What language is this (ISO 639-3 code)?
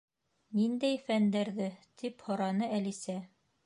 bak